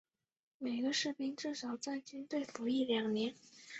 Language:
Chinese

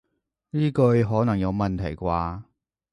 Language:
Cantonese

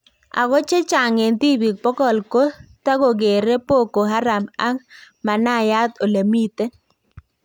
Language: Kalenjin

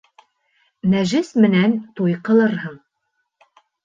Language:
Bashkir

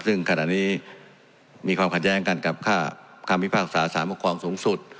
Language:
Thai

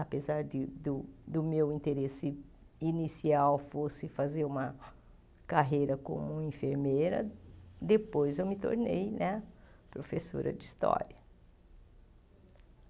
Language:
Portuguese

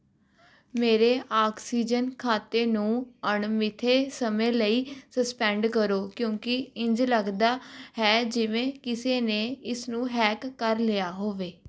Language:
Punjabi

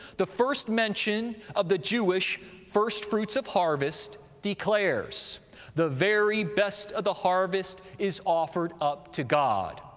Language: English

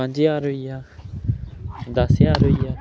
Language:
Dogri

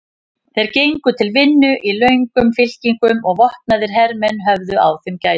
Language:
Icelandic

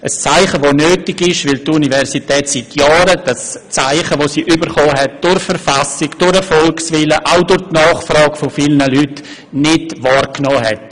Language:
Swiss German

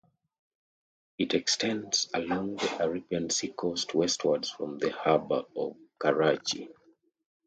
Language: English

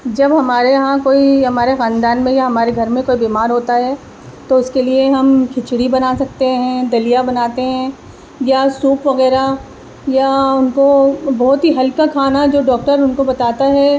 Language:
Urdu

